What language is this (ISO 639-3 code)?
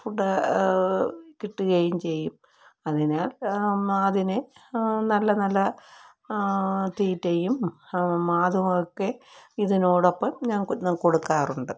mal